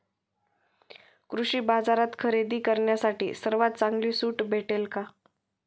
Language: Marathi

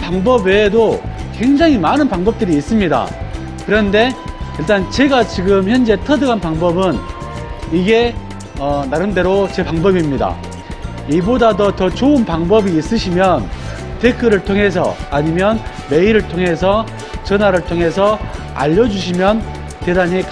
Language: Korean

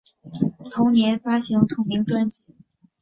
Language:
Chinese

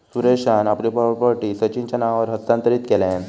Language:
Marathi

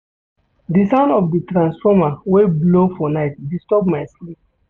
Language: Nigerian Pidgin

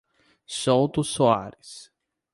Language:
Portuguese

